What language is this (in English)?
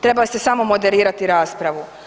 Croatian